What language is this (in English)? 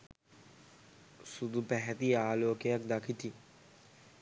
Sinhala